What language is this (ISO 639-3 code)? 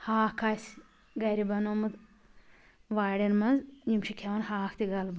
kas